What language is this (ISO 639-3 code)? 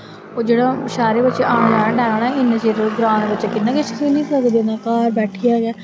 doi